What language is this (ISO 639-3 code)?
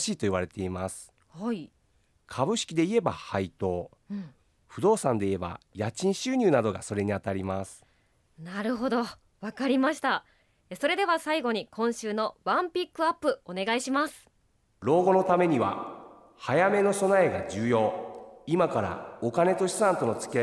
jpn